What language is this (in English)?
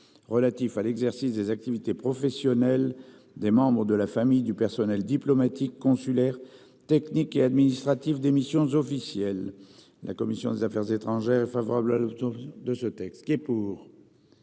French